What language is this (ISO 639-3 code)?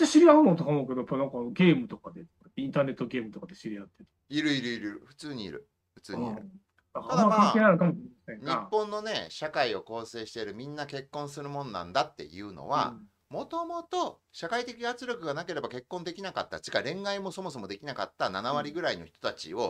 jpn